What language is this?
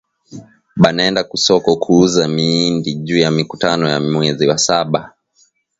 Swahili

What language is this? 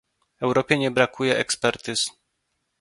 Polish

